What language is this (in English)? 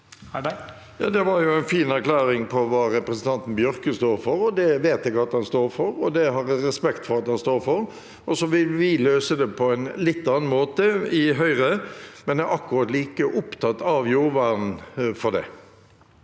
Norwegian